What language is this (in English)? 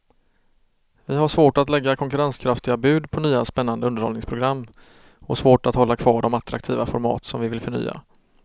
Swedish